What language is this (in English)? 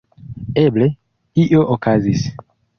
Esperanto